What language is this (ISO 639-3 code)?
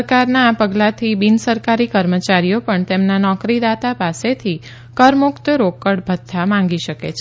guj